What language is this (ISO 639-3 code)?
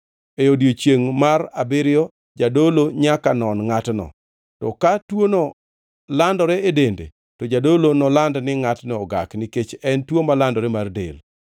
luo